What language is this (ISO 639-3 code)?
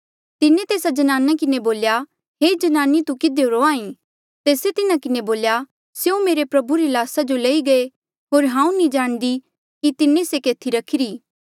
mjl